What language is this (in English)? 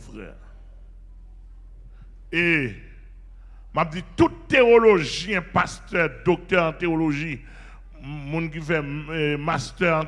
French